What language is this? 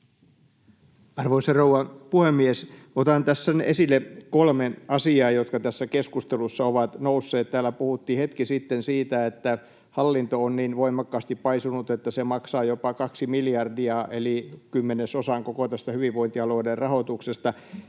Finnish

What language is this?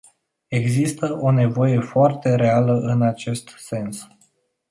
Romanian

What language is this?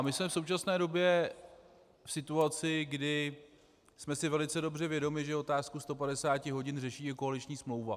Czech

